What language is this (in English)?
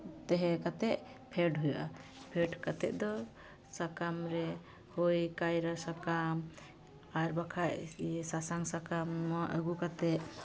Santali